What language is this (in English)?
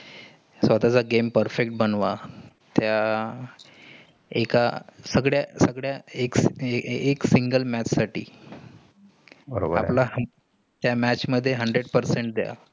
Marathi